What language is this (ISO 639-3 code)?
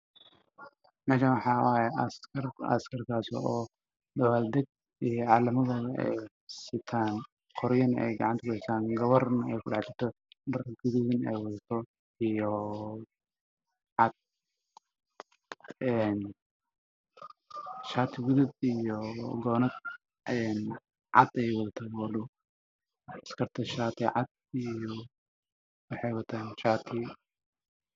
som